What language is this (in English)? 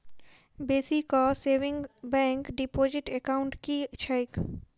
Maithili